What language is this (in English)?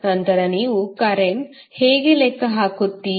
Kannada